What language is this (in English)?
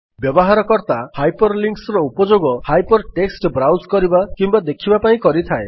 Odia